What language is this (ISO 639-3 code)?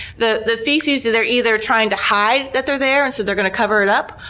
eng